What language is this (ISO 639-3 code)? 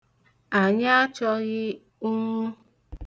ibo